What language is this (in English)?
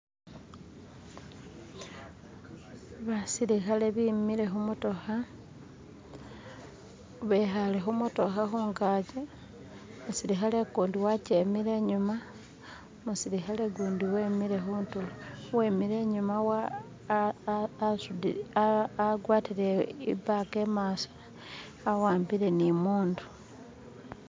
Masaaba